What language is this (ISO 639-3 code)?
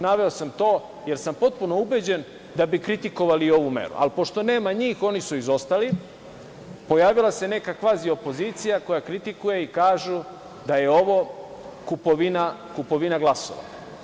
srp